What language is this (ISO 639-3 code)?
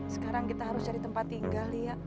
ind